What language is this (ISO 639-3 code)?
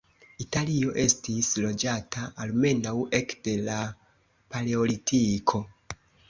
epo